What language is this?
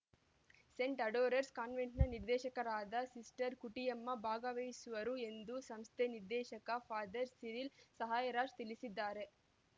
Kannada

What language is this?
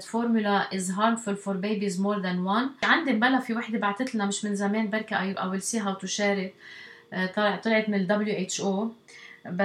Arabic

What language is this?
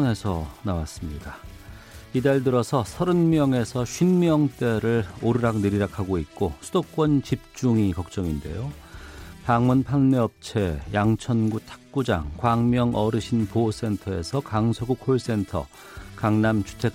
Korean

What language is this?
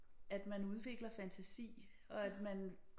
Danish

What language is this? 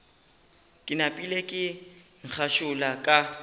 Northern Sotho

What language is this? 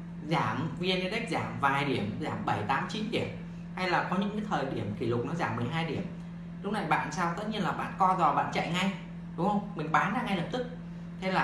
Vietnamese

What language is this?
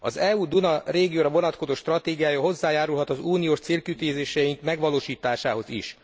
Hungarian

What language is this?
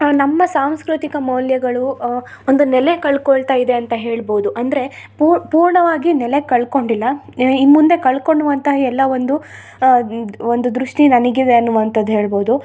Kannada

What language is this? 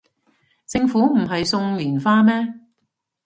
Cantonese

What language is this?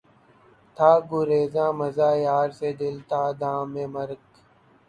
Urdu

